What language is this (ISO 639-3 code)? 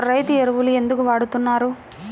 tel